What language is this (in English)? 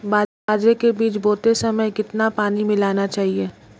Hindi